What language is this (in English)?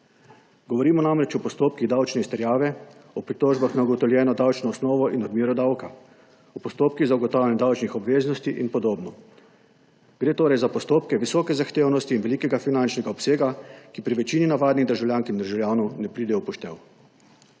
Slovenian